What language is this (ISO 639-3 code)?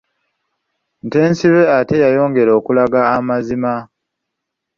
lug